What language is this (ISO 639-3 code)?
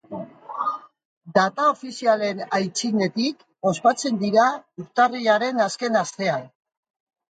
eus